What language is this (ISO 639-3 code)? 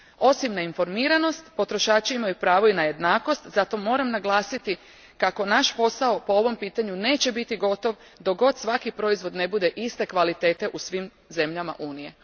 hrv